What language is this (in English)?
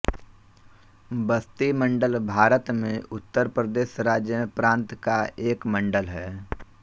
Hindi